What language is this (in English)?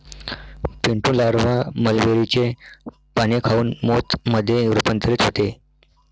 Marathi